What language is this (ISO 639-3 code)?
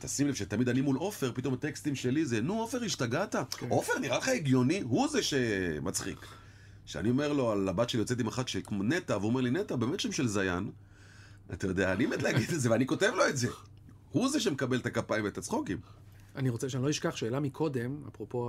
heb